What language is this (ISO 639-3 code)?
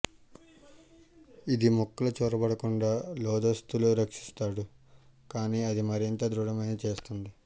tel